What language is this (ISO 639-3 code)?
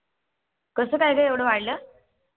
mar